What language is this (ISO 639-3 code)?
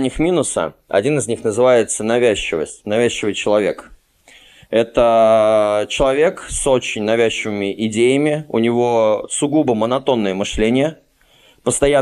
rus